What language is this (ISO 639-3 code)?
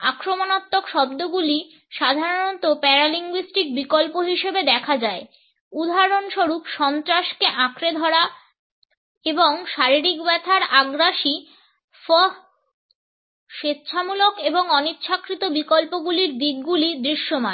ben